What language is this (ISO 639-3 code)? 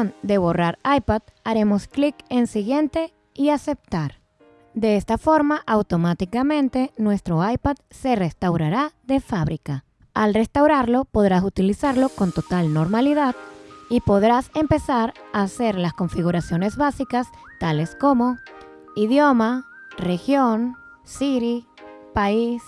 spa